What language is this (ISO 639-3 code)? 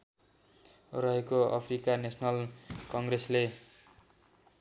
nep